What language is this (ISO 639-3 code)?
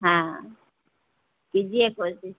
urd